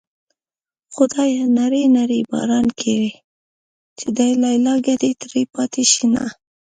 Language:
Pashto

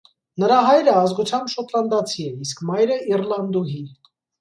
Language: Armenian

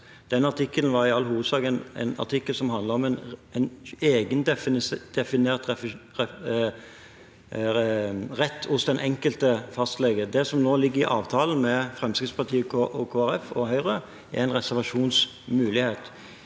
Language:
Norwegian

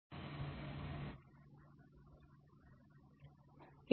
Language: Gujarati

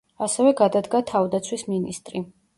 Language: Georgian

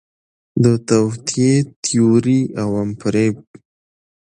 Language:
Pashto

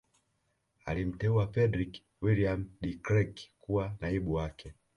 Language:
Swahili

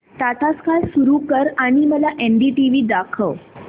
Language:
Marathi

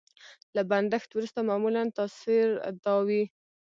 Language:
Pashto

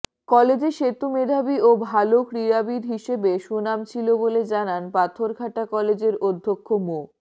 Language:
Bangla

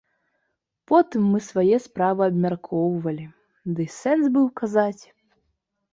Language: Belarusian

